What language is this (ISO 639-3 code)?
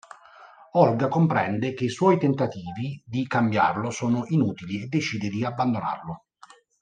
ita